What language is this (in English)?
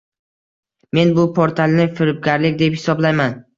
Uzbek